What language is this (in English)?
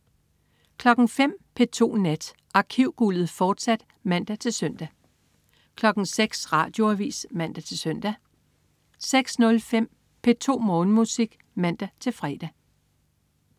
Danish